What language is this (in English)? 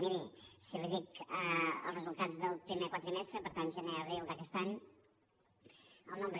Catalan